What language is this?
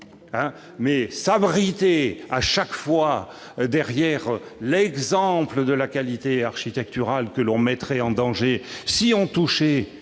French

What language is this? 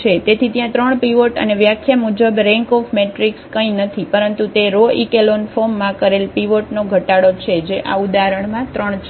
Gujarati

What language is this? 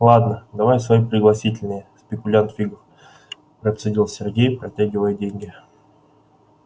Russian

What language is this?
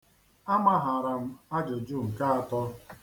Igbo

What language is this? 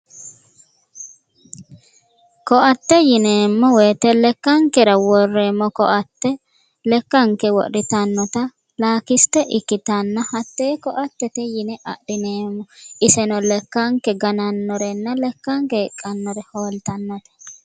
Sidamo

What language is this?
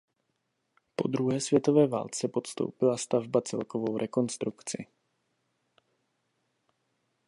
Czech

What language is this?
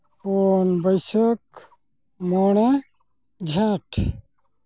Santali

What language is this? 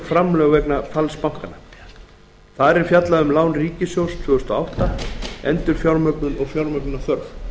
Icelandic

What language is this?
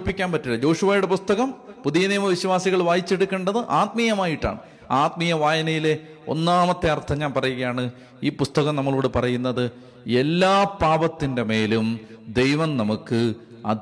Malayalam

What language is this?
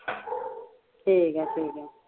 Punjabi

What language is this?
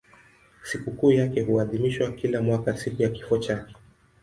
Swahili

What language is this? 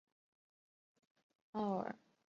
Chinese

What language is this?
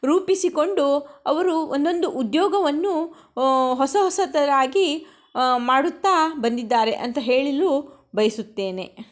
Kannada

